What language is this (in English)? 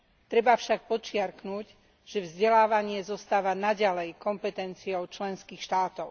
Slovak